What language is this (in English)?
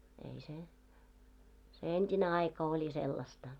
Finnish